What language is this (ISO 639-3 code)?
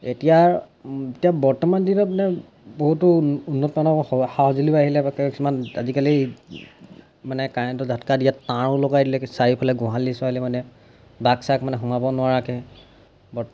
asm